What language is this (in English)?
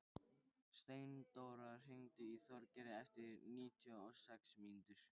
Icelandic